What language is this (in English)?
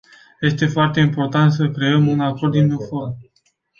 Romanian